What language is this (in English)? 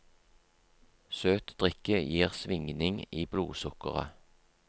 Norwegian